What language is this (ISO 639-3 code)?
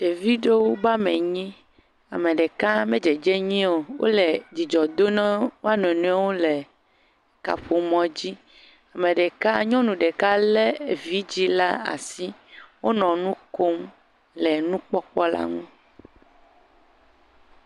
ewe